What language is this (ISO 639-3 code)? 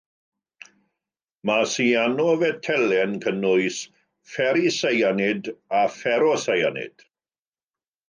cym